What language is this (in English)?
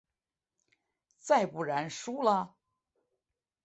Chinese